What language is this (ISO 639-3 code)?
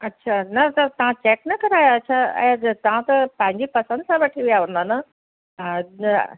snd